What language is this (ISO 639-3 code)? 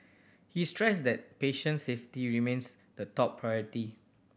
eng